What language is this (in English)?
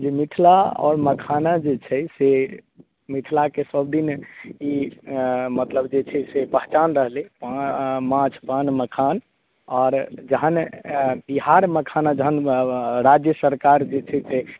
Maithili